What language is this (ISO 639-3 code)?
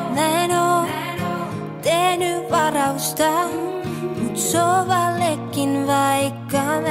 fin